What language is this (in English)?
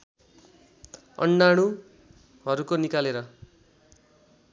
Nepali